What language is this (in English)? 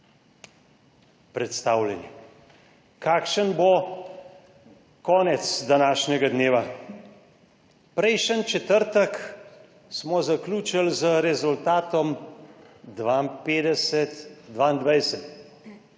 Slovenian